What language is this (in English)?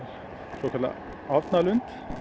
Icelandic